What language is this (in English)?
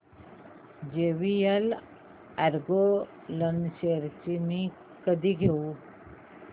Marathi